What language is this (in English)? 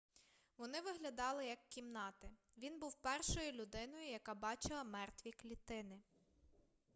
Ukrainian